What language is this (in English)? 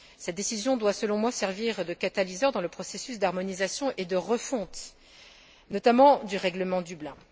French